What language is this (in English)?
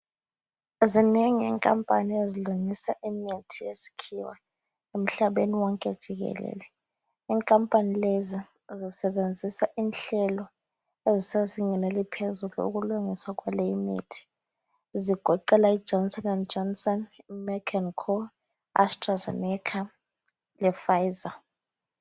North Ndebele